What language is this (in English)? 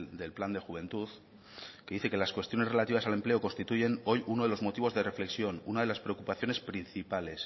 Spanish